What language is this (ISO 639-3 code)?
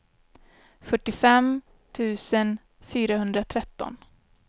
swe